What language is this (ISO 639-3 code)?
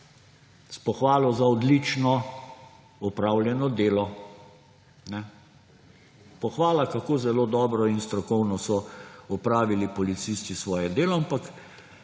slv